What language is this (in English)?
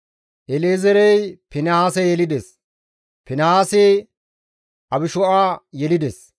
Gamo